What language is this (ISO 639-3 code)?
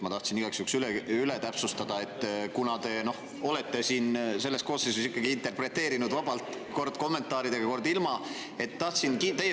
est